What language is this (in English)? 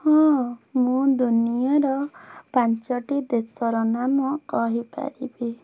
Odia